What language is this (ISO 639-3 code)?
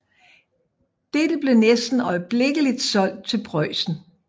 dan